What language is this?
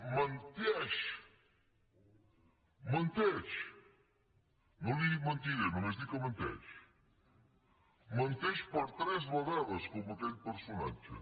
Catalan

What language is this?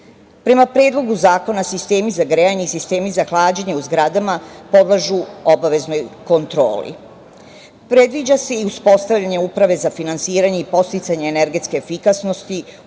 Serbian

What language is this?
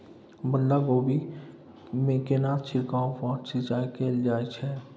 Maithili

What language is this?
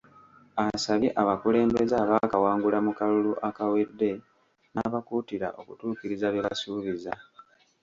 Ganda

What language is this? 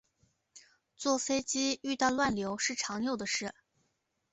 Chinese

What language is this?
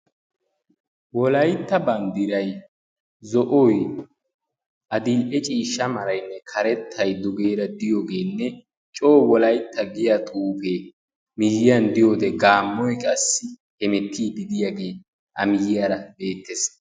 Wolaytta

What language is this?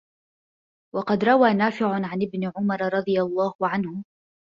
Arabic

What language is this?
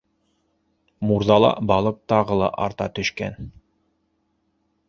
Bashkir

